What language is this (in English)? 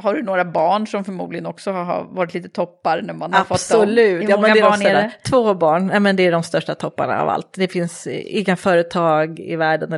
Swedish